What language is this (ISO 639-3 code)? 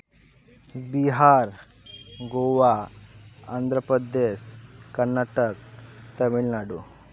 sat